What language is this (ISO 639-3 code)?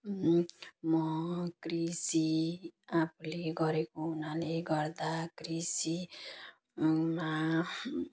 nep